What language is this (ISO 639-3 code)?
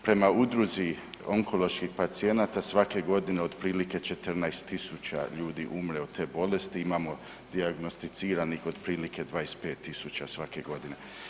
hrv